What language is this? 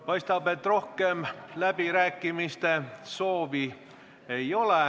Estonian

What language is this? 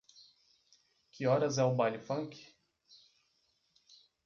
Portuguese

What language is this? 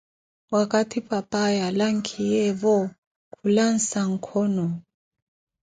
Koti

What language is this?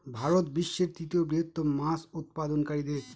Bangla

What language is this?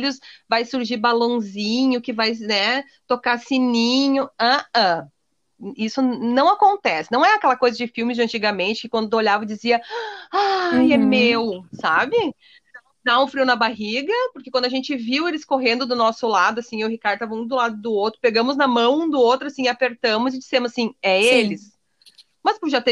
Portuguese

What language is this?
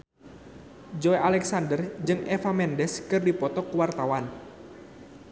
Sundanese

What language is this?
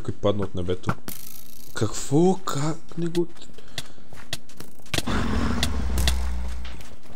Bulgarian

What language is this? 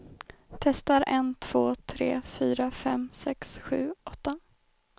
Swedish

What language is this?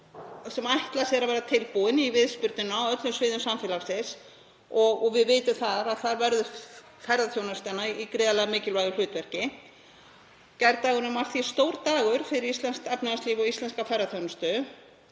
Icelandic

